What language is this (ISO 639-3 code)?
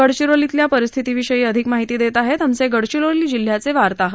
mar